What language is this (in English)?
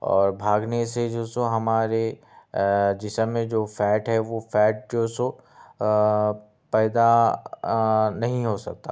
Urdu